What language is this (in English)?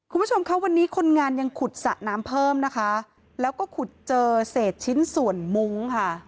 Thai